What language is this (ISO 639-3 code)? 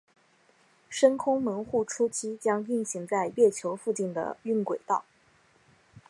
zho